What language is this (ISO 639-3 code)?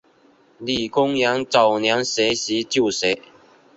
zho